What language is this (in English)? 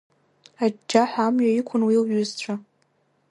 Abkhazian